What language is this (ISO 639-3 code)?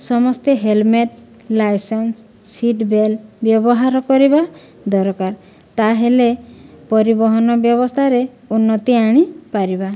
ori